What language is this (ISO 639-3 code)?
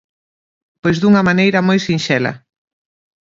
glg